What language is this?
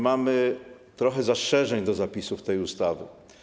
Polish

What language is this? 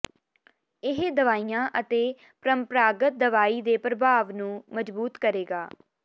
Punjabi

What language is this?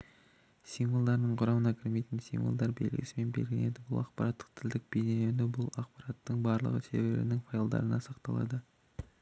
Kazakh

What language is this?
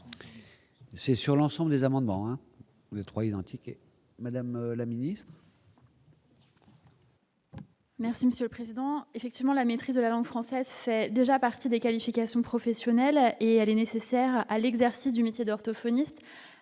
French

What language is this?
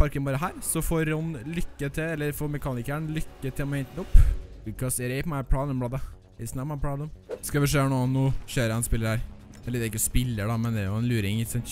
Norwegian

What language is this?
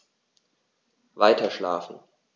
German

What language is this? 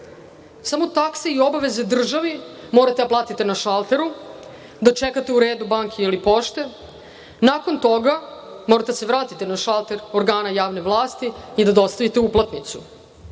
Serbian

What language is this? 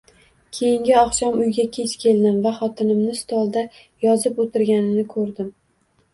Uzbek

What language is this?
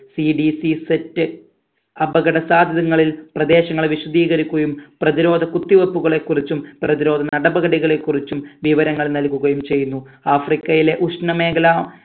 Malayalam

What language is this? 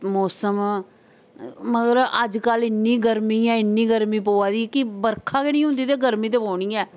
Dogri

